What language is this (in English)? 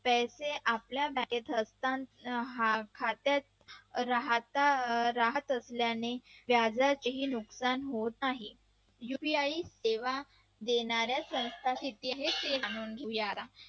Marathi